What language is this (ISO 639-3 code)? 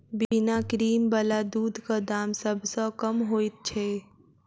mai